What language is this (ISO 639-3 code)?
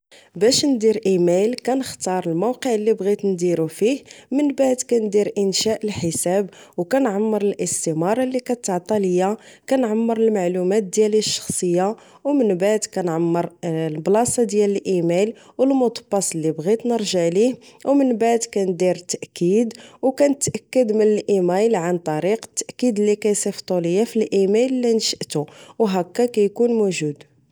ary